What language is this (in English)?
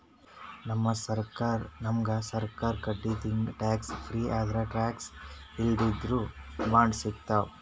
Kannada